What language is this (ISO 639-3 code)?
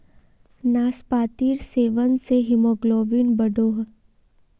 mag